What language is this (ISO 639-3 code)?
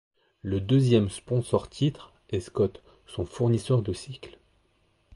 fra